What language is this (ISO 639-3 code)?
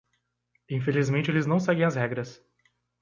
por